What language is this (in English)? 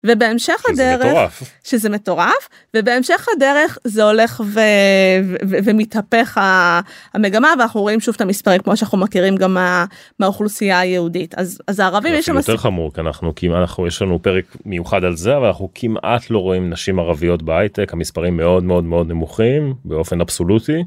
Hebrew